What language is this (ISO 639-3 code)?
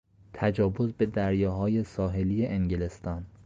fas